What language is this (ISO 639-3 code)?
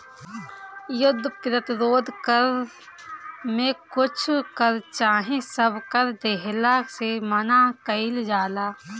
bho